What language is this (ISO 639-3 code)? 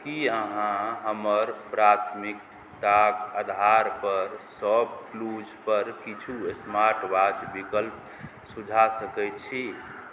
mai